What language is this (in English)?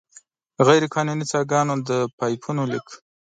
Pashto